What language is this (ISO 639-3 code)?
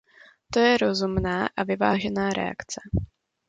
ces